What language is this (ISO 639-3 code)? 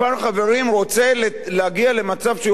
heb